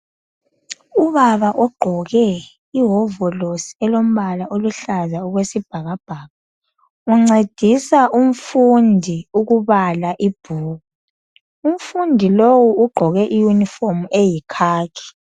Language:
North Ndebele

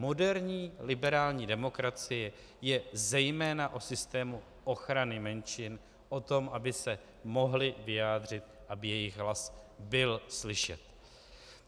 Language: Czech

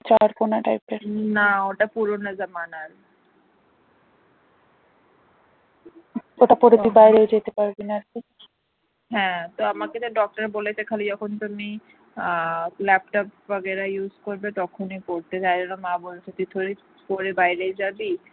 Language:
Bangla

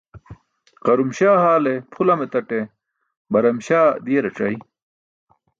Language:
Burushaski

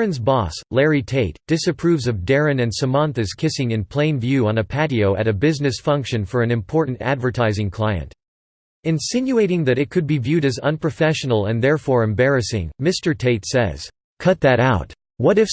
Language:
English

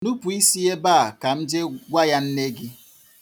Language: Igbo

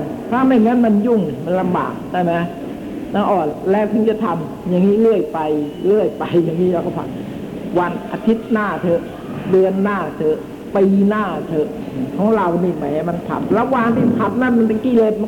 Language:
Thai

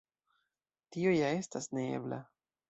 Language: Esperanto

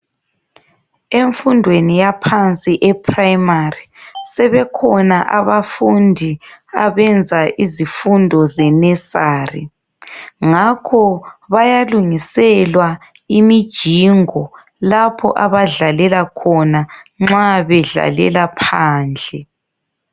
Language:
North Ndebele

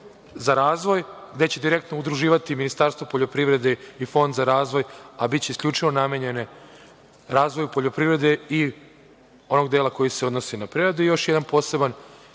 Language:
Serbian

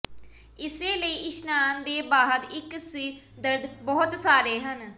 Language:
Punjabi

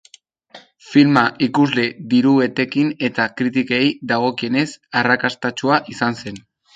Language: Basque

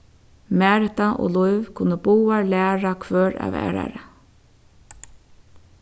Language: Faroese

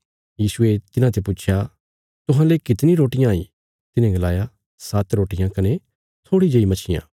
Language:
Bilaspuri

